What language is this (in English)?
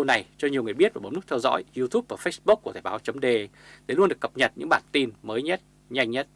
Vietnamese